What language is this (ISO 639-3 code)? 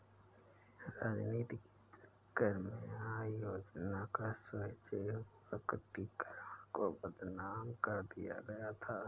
hin